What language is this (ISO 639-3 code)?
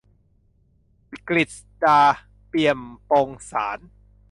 tha